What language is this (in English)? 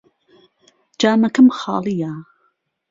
Central Kurdish